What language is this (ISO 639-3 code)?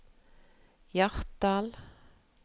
nor